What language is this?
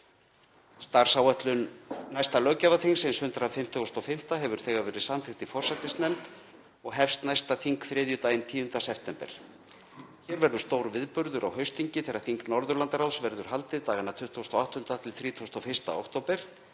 Icelandic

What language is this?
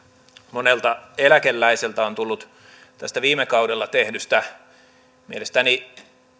Finnish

